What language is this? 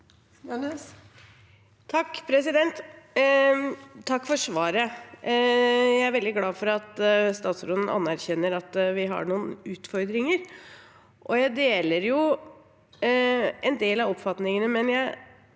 Norwegian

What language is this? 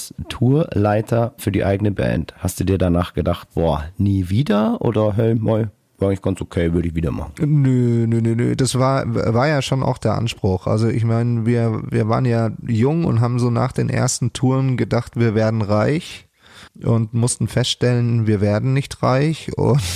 German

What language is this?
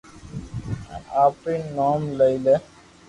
Loarki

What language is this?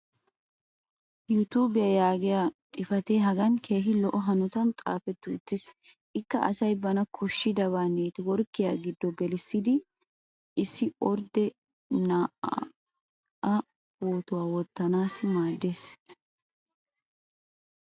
Wolaytta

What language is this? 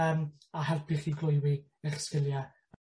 Welsh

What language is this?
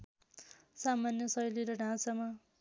Nepali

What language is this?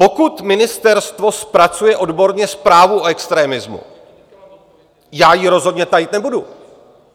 Czech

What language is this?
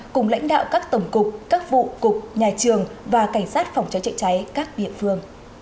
Vietnamese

